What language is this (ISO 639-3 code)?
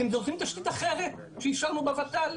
heb